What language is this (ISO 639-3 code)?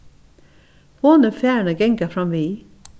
fao